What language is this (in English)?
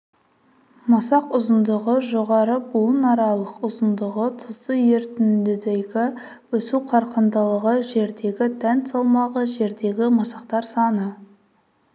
Kazakh